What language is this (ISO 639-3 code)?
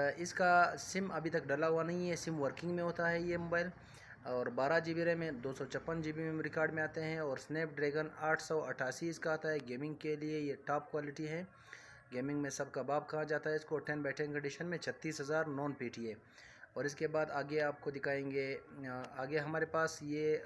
urd